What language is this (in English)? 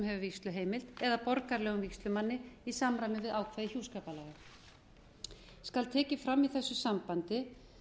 Icelandic